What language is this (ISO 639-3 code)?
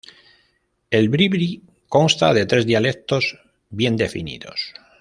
spa